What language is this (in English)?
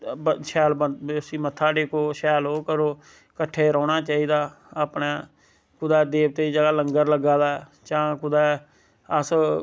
Dogri